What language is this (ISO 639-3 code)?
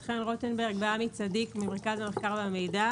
heb